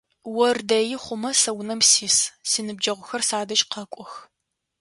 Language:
Adyghe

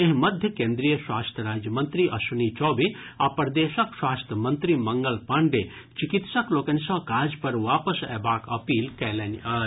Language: Maithili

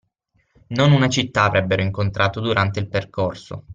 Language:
Italian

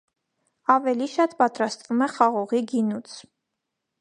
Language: Armenian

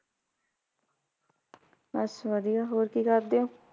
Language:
Punjabi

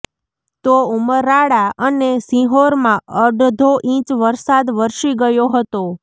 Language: Gujarati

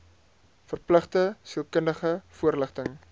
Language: Afrikaans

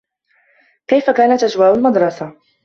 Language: Arabic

